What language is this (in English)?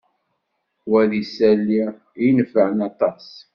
Kabyle